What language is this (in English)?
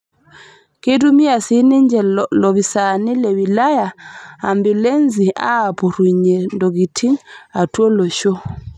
Masai